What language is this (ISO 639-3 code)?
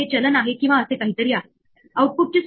mar